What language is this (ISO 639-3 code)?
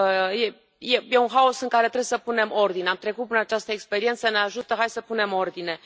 ron